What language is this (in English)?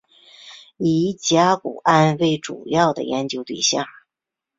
Chinese